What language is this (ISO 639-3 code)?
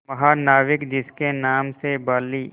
hin